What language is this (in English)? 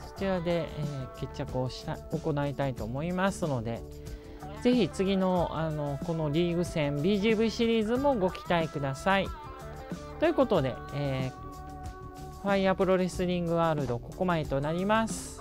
Japanese